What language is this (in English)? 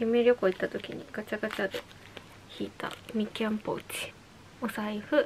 Japanese